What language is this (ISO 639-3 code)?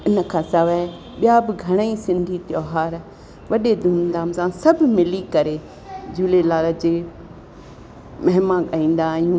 snd